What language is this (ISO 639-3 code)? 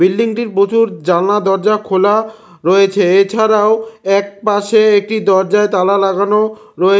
ben